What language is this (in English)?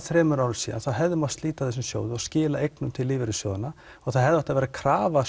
Icelandic